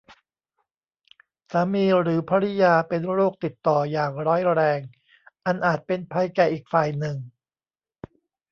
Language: Thai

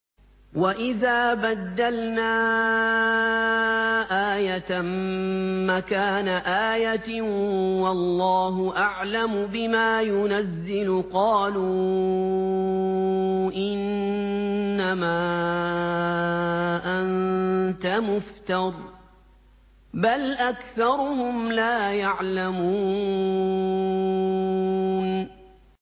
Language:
Arabic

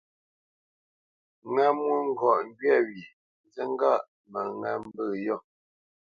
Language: Bamenyam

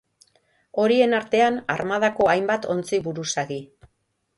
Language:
Basque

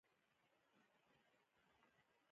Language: Pashto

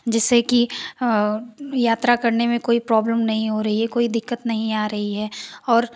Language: Hindi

